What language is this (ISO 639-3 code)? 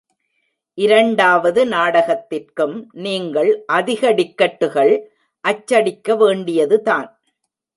tam